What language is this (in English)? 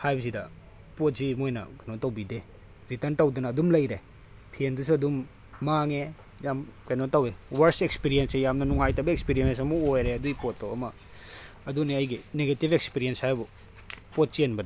Manipuri